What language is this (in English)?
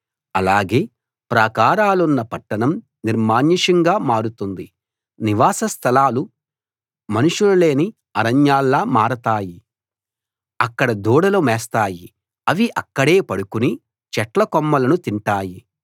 Telugu